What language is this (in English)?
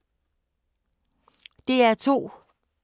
Danish